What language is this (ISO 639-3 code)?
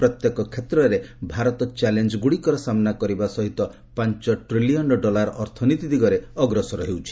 ori